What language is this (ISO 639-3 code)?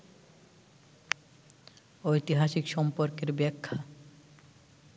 ben